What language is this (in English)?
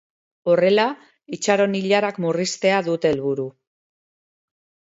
Basque